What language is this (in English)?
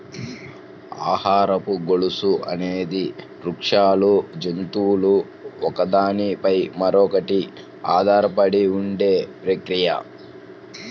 Telugu